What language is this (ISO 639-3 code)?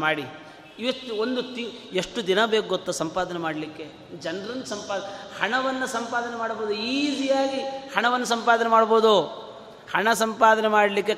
kan